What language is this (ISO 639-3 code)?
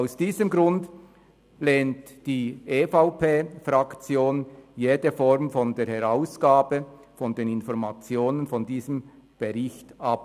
gsw